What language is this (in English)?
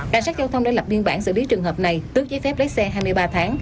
Vietnamese